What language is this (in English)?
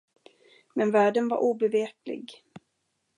Swedish